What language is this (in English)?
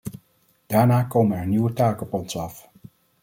Dutch